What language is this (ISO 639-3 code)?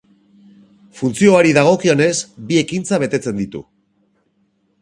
eus